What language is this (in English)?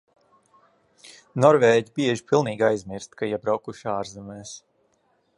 Latvian